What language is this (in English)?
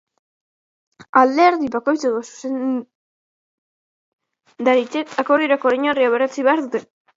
Basque